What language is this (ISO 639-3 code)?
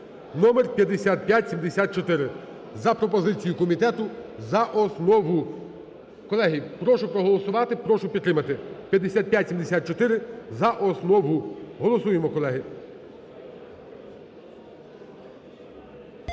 ukr